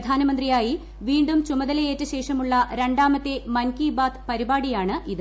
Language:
Malayalam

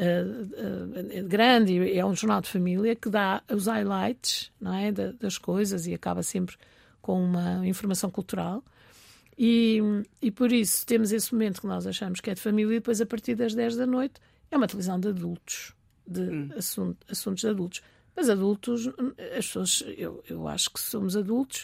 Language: Portuguese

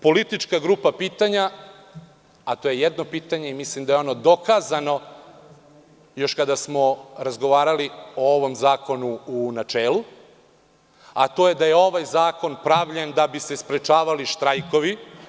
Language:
Serbian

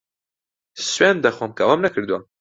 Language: Central Kurdish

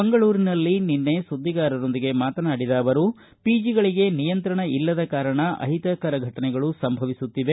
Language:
Kannada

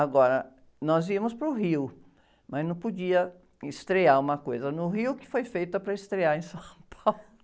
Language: Portuguese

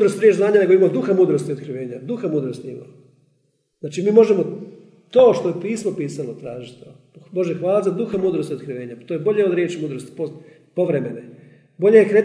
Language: Croatian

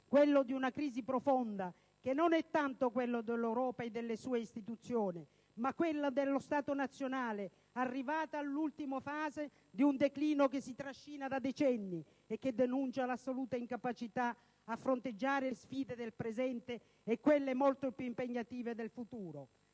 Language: Italian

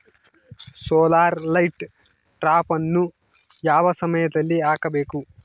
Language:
Kannada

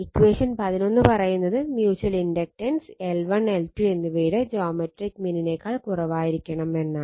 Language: Malayalam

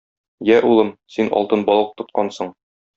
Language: Tatar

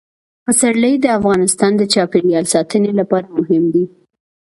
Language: Pashto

